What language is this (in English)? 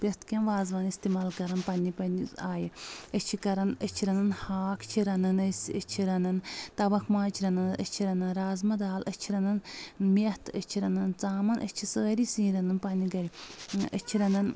Kashmiri